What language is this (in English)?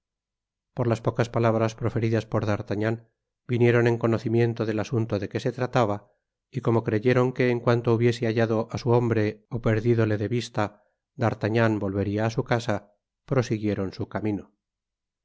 Spanish